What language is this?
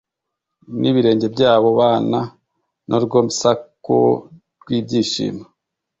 Kinyarwanda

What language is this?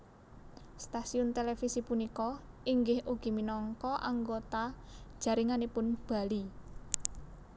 Javanese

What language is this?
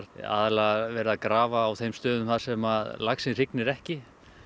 Icelandic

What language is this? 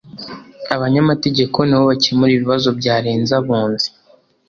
Kinyarwanda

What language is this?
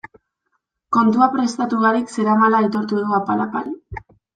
Basque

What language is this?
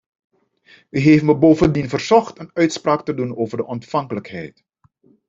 Dutch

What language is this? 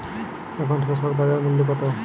Bangla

